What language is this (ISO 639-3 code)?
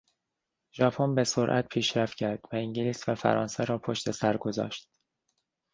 fas